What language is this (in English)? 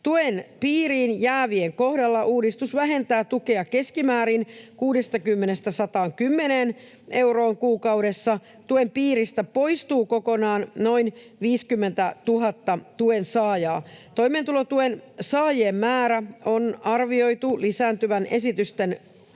Finnish